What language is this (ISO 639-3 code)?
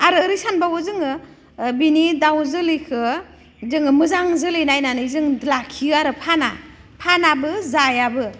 brx